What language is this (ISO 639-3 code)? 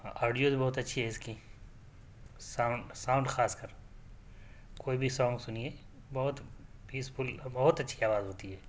urd